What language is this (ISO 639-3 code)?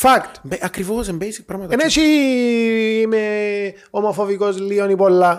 ell